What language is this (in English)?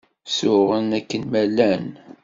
Kabyle